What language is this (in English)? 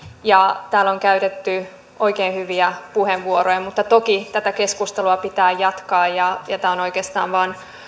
Finnish